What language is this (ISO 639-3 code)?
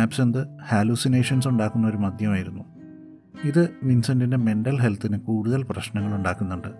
mal